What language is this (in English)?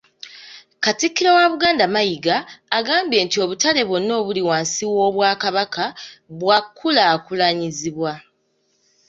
Ganda